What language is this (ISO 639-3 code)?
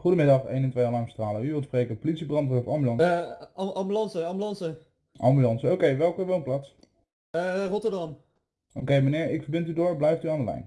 nld